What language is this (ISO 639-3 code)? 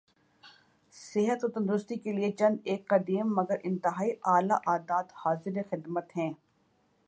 urd